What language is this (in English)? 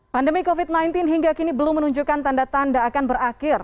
Indonesian